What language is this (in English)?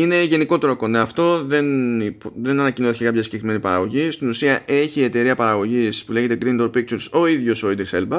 Greek